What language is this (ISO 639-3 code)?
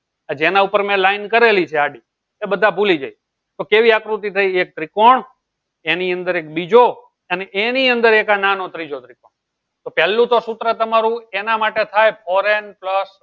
guj